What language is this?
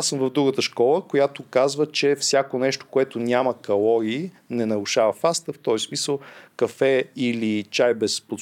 Bulgarian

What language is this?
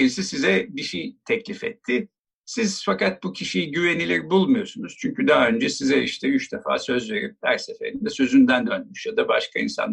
Turkish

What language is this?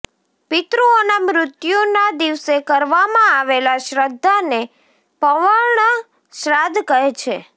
Gujarati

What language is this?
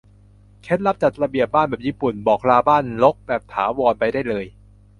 Thai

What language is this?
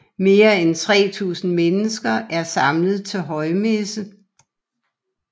Danish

